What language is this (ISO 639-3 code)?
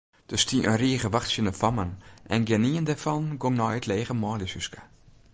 fry